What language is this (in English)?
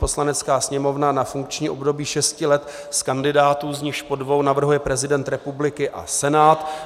Czech